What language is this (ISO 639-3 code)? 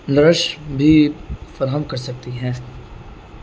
urd